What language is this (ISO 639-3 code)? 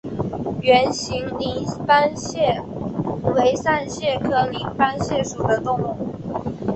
zho